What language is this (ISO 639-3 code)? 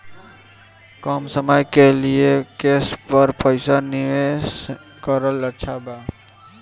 bho